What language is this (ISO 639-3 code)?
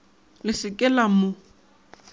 nso